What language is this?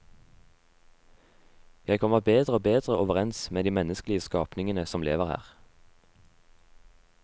Norwegian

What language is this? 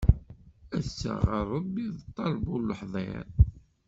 Kabyle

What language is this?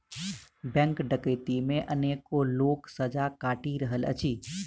Maithili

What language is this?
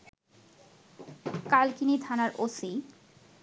Bangla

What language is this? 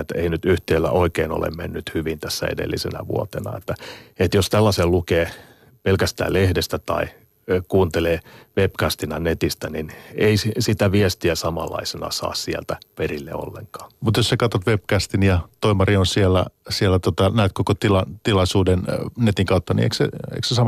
Finnish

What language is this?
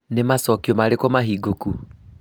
Kikuyu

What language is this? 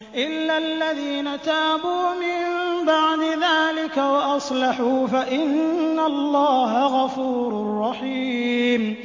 Arabic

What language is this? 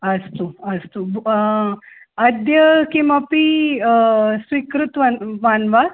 Sanskrit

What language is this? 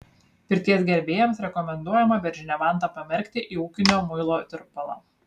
Lithuanian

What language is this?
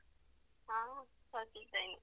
Kannada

